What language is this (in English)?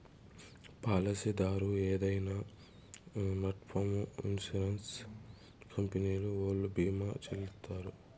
Telugu